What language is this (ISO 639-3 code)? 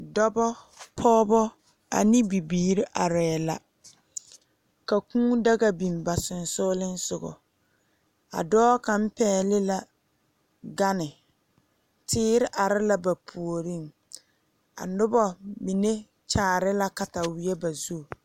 dga